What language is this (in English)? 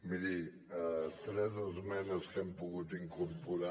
Catalan